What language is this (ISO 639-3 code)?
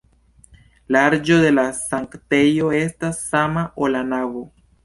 epo